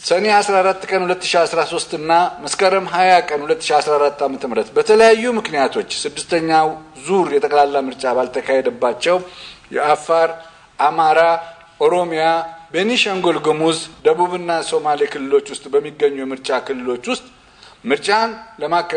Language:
Arabic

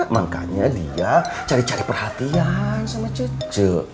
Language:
Indonesian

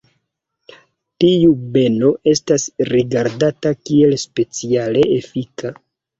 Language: Esperanto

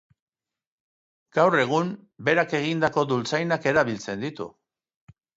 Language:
Basque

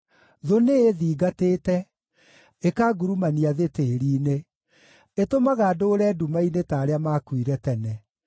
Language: Kikuyu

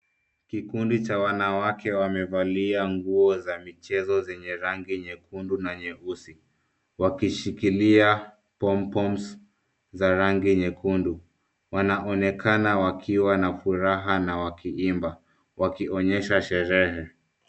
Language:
Swahili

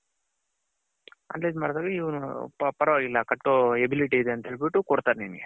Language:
Kannada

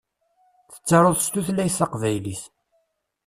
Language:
Kabyle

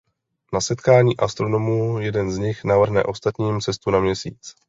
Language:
Czech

